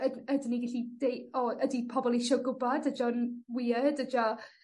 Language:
Welsh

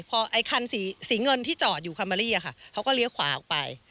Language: Thai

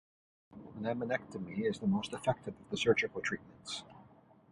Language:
English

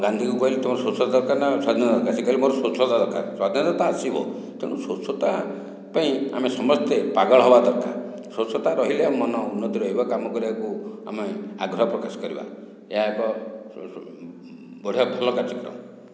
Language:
Odia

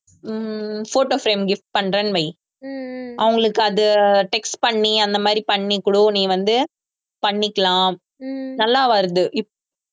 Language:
Tamil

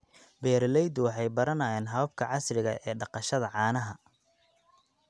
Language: Somali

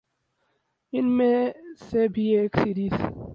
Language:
Urdu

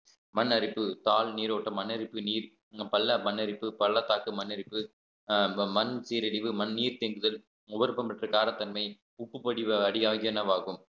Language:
Tamil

